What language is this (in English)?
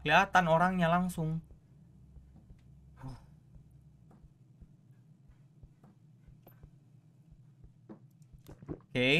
Indonesian